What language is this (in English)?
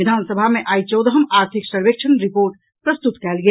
Maithili